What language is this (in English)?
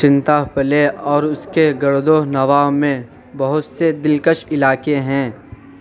Urdu